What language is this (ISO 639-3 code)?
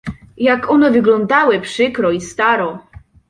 pol